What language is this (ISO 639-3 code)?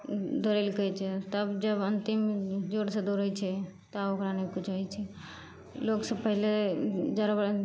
mai